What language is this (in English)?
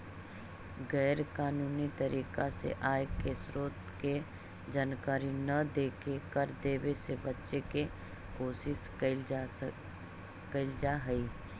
Magahi